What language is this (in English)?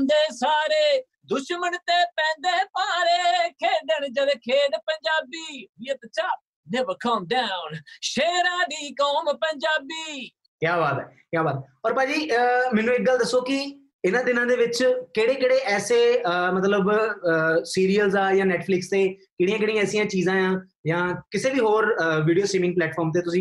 Punjabi